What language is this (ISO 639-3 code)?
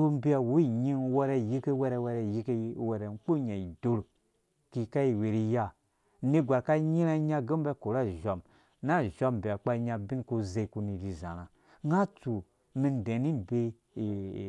ldb